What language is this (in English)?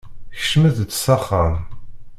Kabyle